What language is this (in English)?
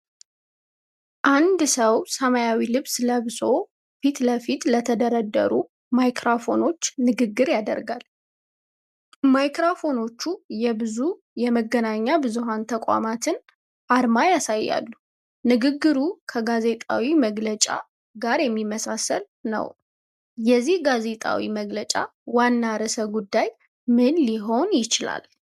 Amharic